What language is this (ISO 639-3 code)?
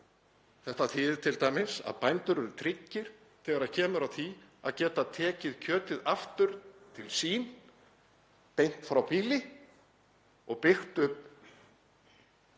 isl